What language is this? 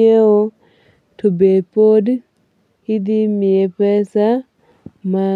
Luo (Kenya and Tanzania)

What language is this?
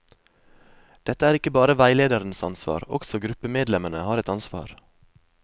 Norwegian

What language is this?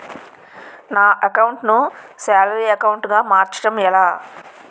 Telugu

